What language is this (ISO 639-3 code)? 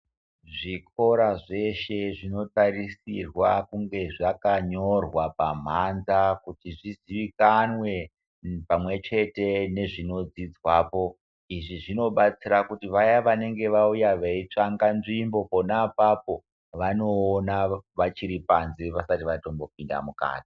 ndc